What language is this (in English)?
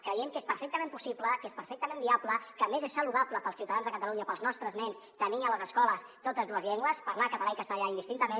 Catalan